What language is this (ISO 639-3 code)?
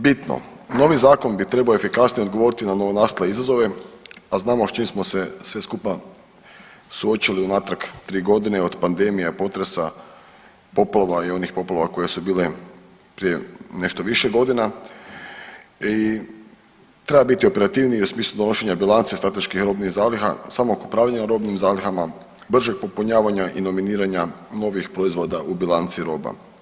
hrv